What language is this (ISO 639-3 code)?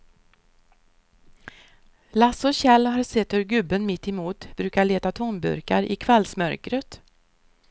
swe